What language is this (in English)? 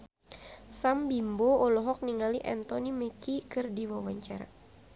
Sundanese